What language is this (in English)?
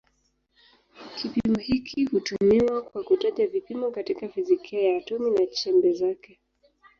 Swahili